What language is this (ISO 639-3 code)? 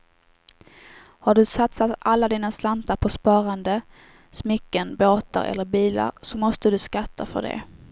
swe